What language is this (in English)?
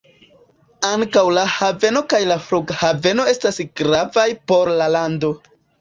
Esperanto